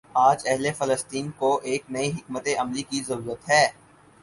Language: Urdu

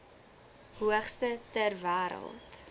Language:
Afrikaans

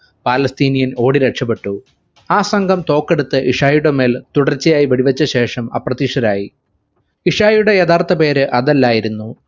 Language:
Malayalam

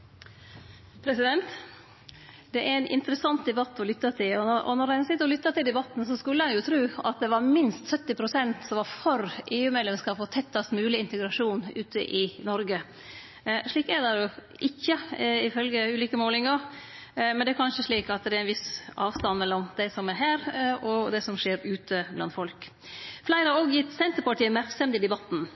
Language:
Norwegian Nynorsk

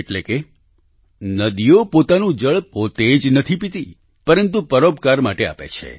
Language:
Gujarati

